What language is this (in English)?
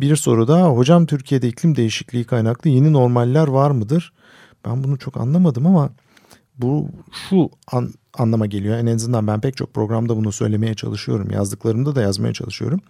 Turkish